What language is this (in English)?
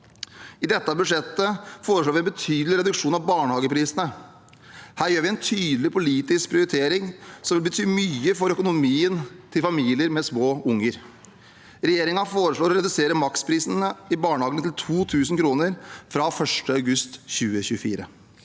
Norwegian